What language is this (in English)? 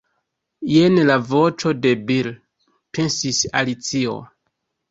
Esperanto